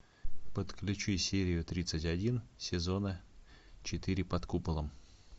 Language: Russian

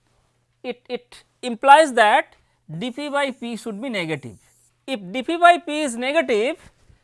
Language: English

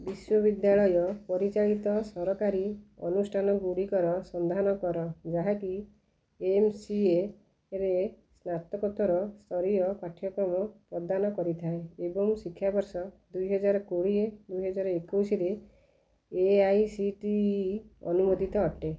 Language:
Odia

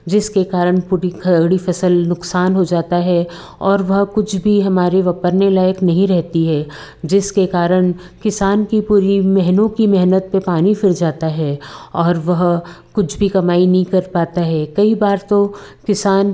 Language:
Hindi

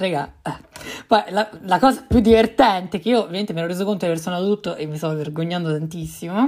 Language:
Italian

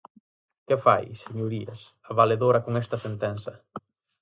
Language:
Galician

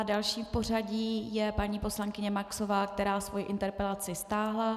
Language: Czech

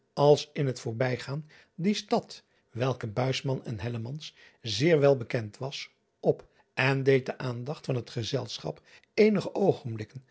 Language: Dutch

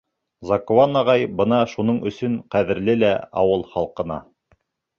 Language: Bashkir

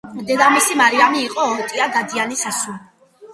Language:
Georgian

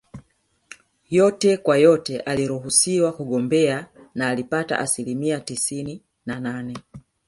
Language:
Swahili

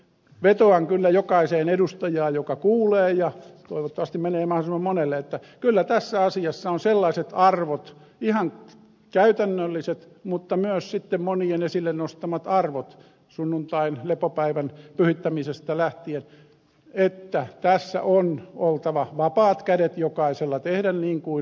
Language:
Finnish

